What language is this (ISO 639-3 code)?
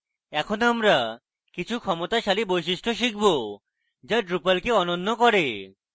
ben